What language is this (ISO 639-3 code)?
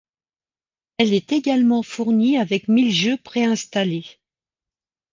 fra